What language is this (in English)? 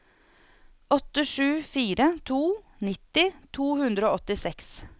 Norwegian